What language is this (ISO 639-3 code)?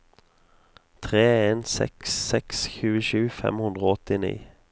nor